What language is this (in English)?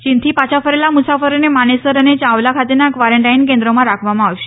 Gujarati